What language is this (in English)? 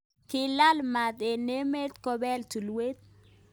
Kalenjin